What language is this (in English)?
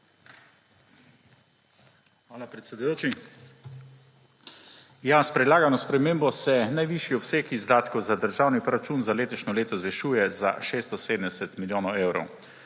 Slovenian